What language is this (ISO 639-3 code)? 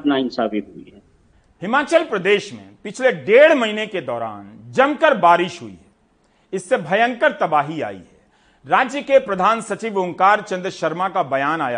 hin